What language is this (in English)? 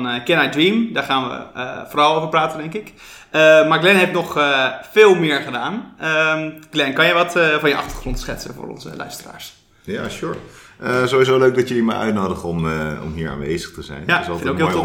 Dutch